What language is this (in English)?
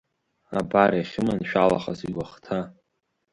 Abkhazian